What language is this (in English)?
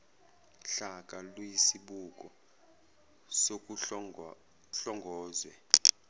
Zulu